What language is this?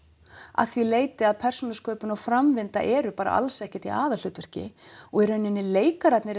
Icelandic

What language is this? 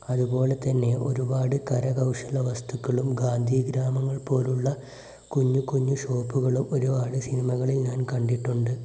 Malayalam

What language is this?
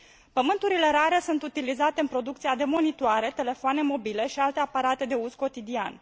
Romanian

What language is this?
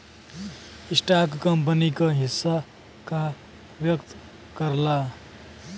Bhojpuri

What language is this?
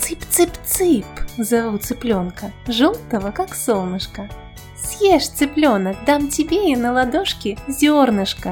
Russian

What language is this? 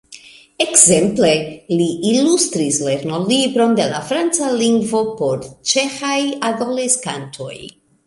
Esperanto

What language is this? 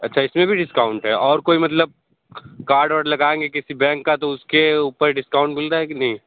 Hindi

